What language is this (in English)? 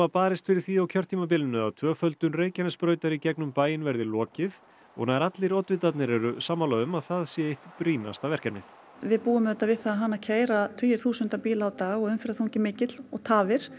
Icelandic